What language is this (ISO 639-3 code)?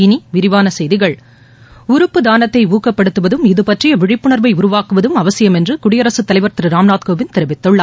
tam